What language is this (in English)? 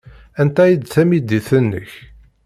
Kabyle